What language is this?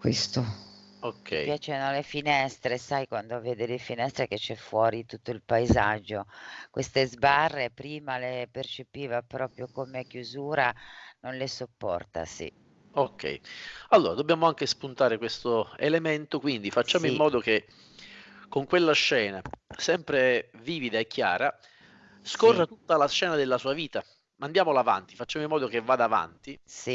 Italian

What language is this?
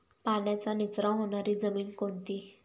Marathi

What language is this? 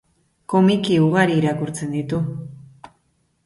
Basque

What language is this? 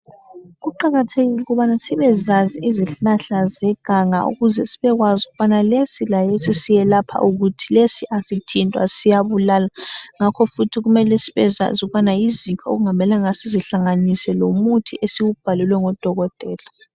North Ndebele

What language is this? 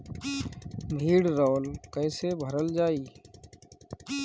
Bhojpuri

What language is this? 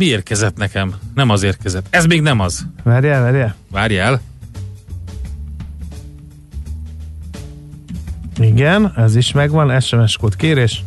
Hungarian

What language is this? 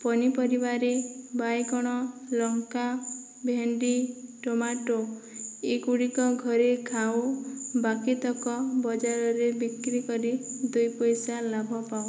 Odia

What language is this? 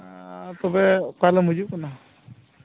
Santali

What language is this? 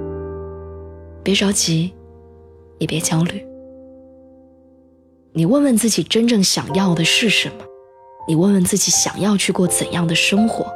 Chinese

